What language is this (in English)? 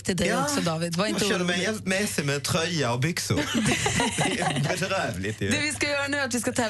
Swedish